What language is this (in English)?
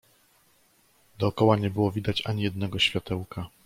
Polish